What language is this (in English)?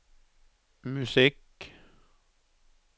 Norwegian